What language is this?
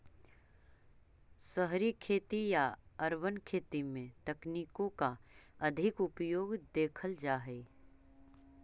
Magahi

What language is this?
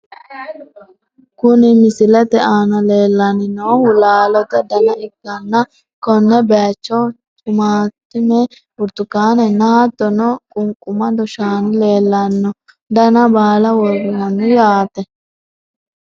Sidamo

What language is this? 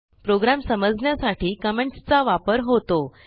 Marathi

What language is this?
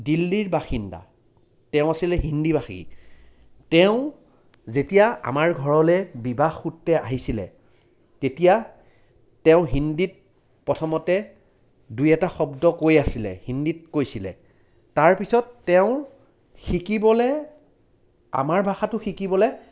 Assamese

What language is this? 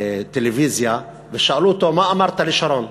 Hebrew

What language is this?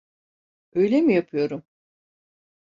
Turkish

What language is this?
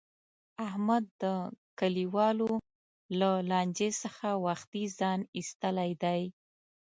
Pashto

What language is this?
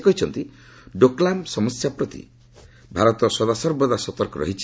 Odia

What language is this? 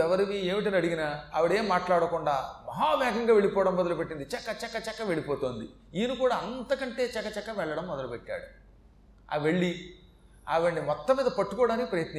Telugu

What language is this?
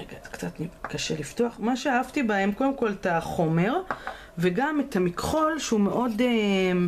Hebrew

